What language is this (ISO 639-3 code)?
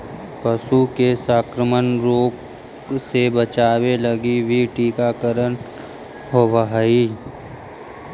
mag